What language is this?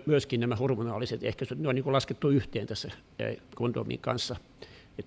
Finnish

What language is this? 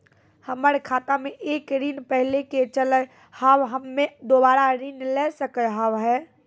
Maithili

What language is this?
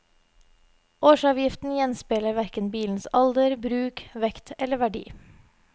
Norwegian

